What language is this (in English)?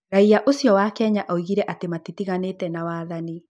Kikuyu